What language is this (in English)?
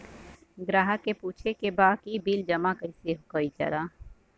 Bhojpuri